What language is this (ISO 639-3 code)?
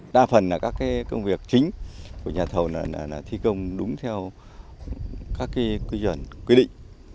vie